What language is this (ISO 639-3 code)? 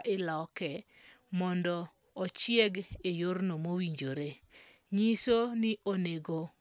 luo